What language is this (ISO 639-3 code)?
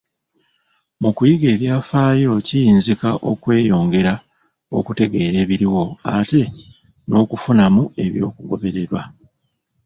lug